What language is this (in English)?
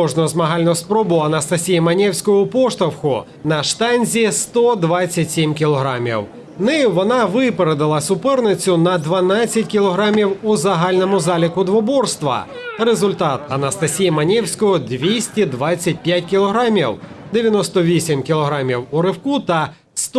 Ukrainian